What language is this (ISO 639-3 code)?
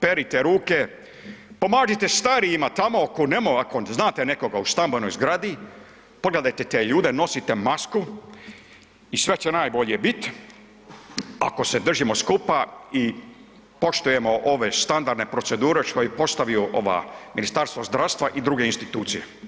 hrv